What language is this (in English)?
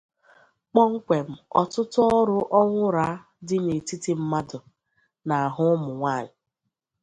Igbo